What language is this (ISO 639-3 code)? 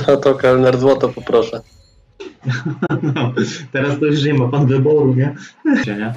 pol